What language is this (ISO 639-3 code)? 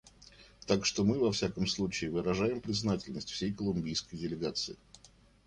rus